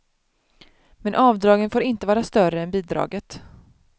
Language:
Swedish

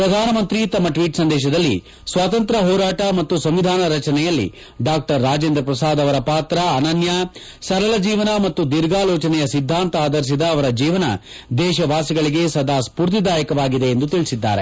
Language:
Kannada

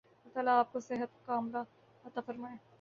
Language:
Urdu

